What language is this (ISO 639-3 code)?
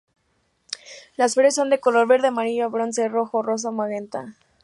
spa